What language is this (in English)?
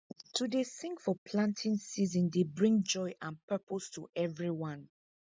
Nigerian Pidgin